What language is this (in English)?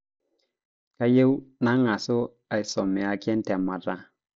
Masai